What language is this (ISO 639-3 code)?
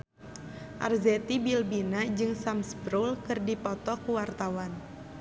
sun